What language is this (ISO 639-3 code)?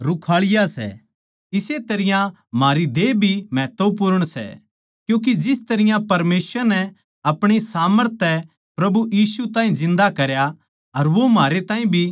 bgc